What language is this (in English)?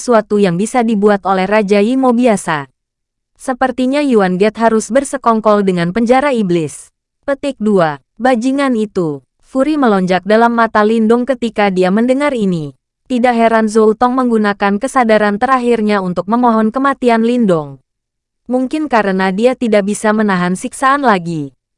Indonesian